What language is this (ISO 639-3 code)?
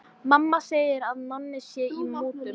isl